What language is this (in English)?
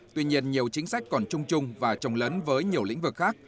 Vietnamese